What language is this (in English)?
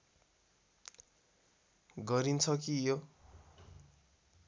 Nepali